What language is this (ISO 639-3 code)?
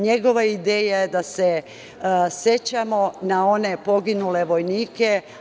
srp